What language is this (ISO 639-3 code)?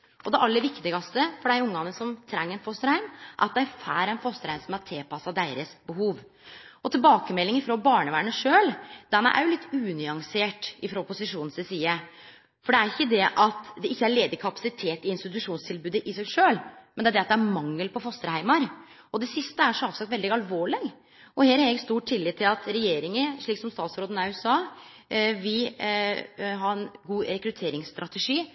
nno